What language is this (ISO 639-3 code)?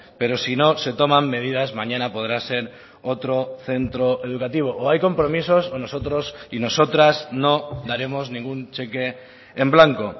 spa